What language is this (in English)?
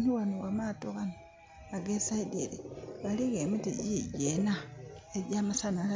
Soga